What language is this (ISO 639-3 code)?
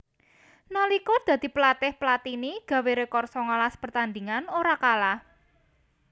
jav